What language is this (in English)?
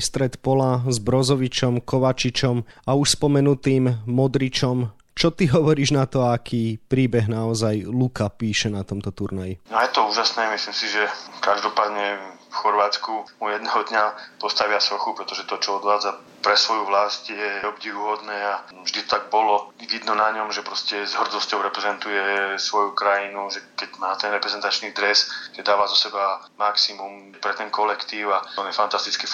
Slovak